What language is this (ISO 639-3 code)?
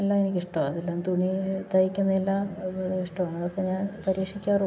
mal